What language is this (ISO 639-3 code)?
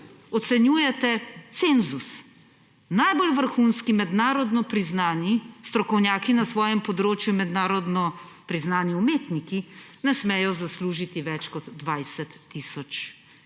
slv